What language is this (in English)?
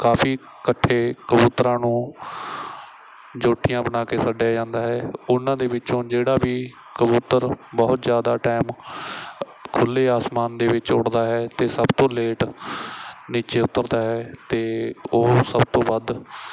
Punjabi